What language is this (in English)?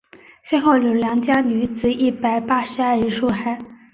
Chinese